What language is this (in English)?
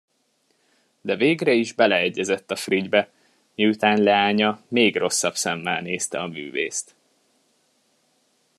Hungarian